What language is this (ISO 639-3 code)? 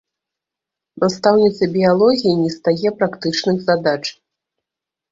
bel